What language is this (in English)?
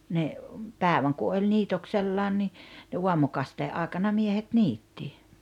Finnish